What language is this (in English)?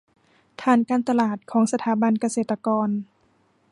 Thai